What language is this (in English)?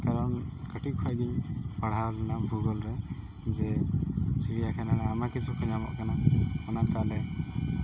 Santali